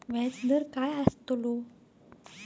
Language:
Marathi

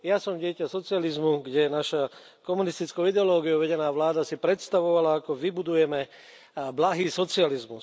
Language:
Slovak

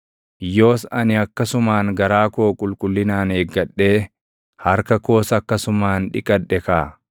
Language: Oromo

